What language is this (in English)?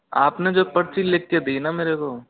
Hindi